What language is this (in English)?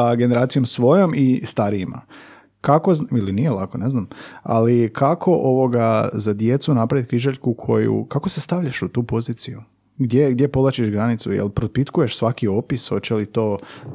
Croatian